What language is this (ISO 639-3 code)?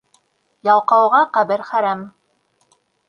bak